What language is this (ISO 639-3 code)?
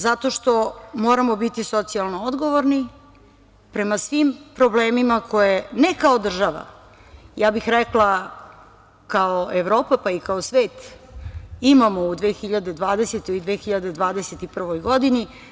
srp